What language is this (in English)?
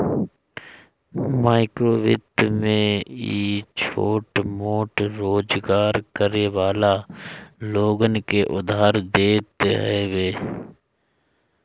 Bhojpuri